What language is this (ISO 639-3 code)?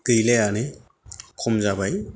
brx